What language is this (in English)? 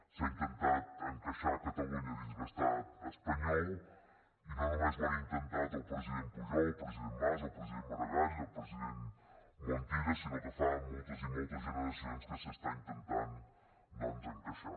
Catalan